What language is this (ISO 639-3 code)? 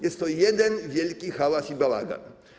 pol